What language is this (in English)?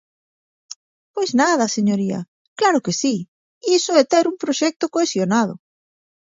Galician